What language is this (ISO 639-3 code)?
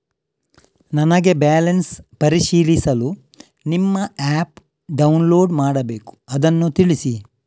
kan